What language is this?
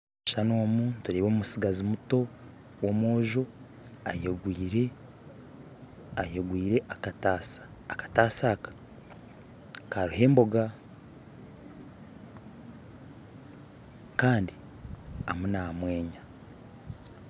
Nyankole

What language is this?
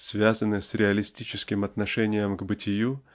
Russian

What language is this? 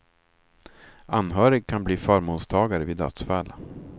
Swedish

